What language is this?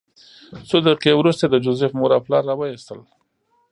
Pashto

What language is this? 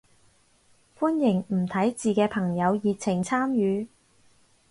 Cantonese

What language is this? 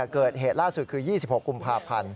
Thai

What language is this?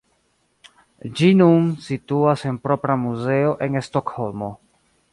Esperanto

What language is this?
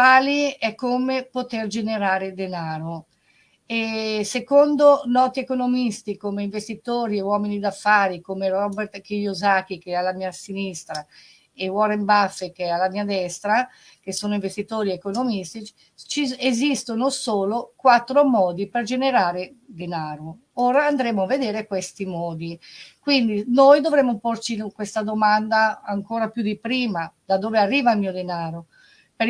Italian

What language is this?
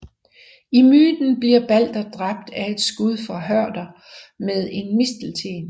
Danish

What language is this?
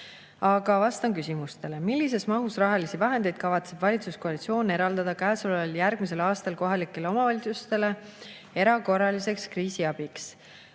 Estonian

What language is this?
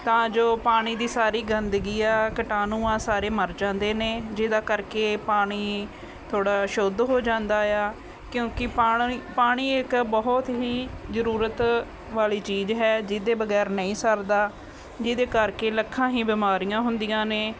Punjabi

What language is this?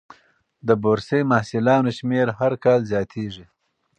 Pashto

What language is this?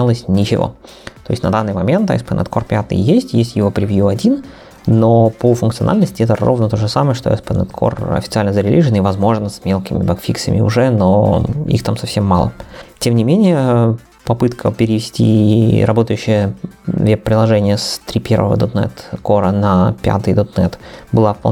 Russian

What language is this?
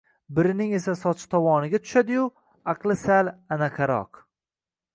Uzbek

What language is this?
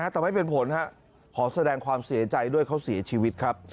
Thai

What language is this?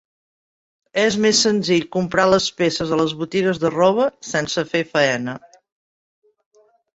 Catalan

